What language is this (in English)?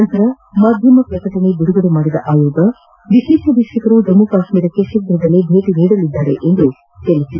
Kannada